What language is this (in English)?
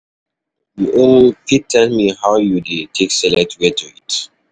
Nigerian Pidgin